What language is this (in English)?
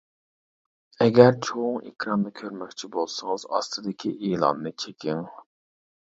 Uyghur